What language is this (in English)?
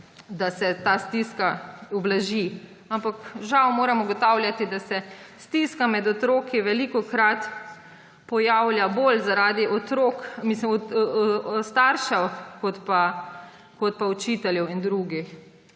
Slovenian